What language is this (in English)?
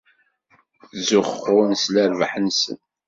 Kabyle